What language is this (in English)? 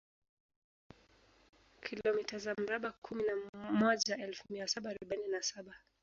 Swahili